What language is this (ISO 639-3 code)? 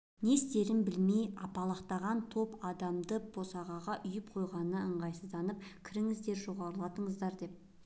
kaz